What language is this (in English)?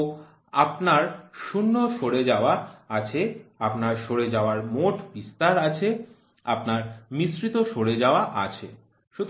Bangla